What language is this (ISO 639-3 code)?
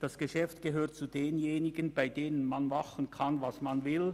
gsw